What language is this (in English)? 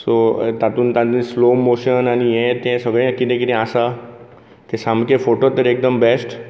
Konkani